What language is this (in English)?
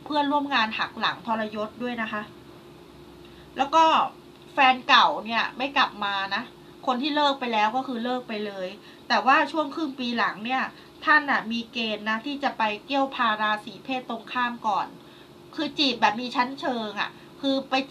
Thai